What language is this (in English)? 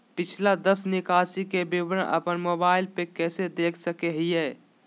Magahi